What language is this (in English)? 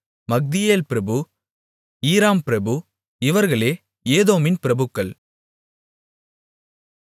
Tamil